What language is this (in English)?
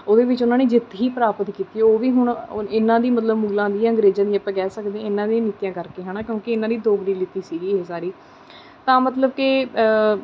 Punjabi